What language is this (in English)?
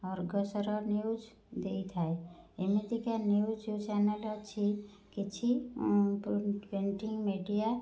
Odia